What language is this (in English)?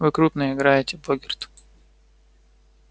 Russian